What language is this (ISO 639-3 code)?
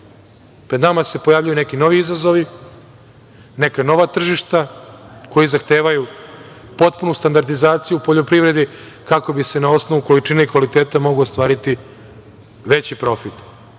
srp